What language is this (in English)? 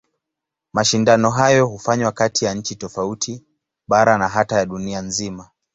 Swahili